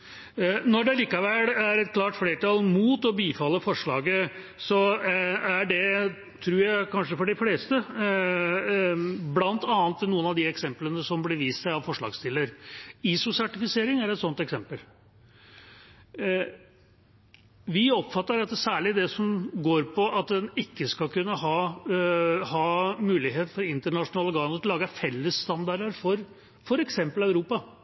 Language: Norwegian Bokmål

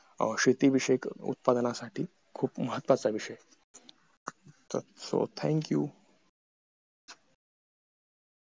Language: Marathi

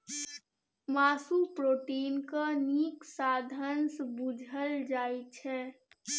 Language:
Maithili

